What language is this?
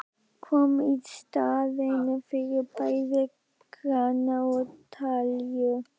Icelandic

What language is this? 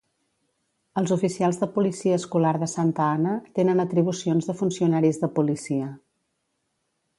Catalan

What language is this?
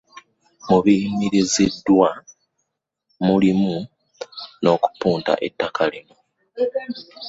Ganda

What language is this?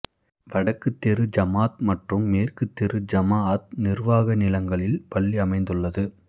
Tamil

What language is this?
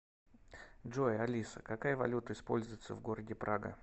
Russian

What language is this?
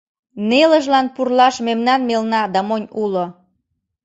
Mari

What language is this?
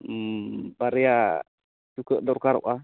Santali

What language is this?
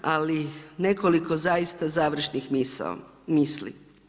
Croatian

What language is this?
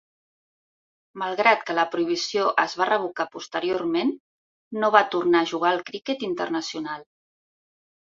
Catalan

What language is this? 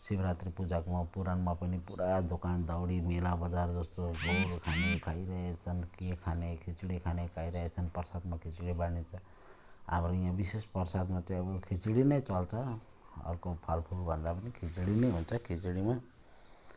Nepali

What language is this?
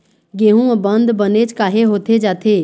Chhattisgarhi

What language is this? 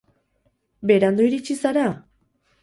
Basque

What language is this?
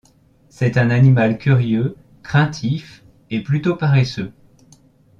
French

